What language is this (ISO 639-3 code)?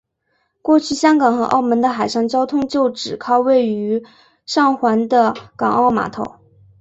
zho